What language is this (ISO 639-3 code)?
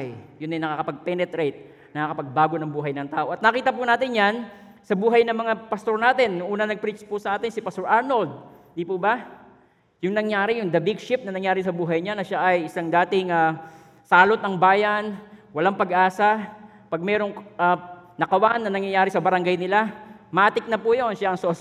fil